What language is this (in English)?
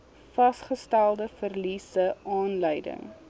Afrikaans